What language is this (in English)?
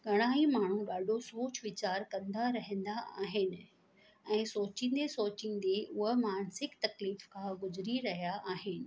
Sindhi